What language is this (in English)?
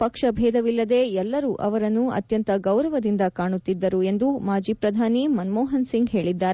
Kannada